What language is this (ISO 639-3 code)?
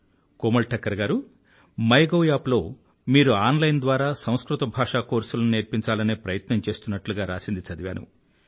tel